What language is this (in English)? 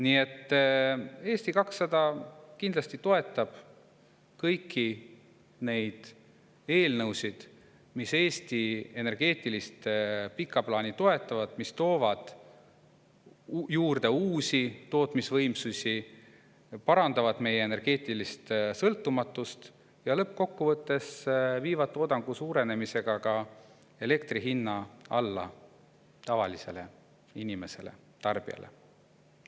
Estonian